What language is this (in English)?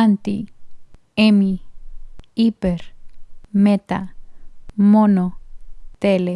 Spanish